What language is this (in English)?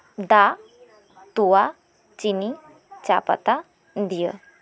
Santali